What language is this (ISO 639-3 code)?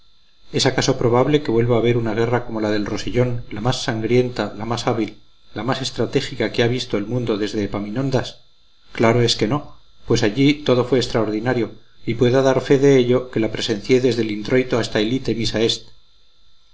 spa